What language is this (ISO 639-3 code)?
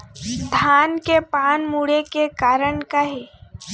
hne